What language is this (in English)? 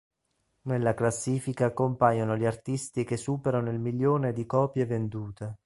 Italian